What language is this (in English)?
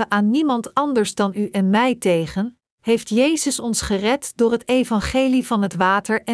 Dutch